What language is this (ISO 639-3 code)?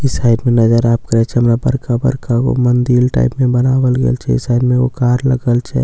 mai